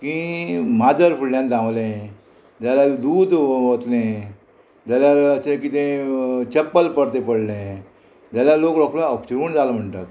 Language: Konkani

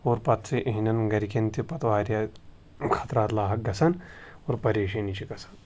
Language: Kashmiri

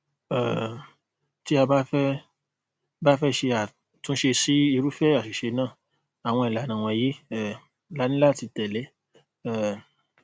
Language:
Yoruba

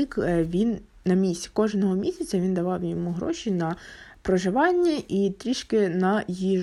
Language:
Ukrainian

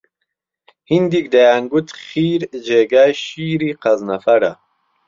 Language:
Central Kurdish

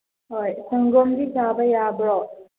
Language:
Manipuri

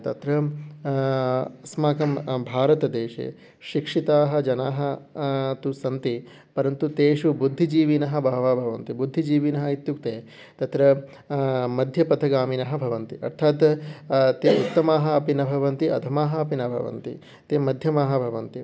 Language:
Sanskrit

